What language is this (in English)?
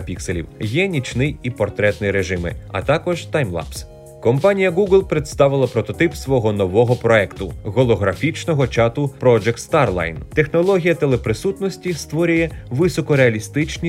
Ukrainian